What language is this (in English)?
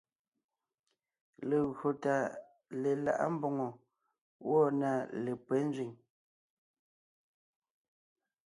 Ngiemboon